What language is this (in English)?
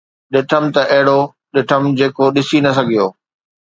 Sindhi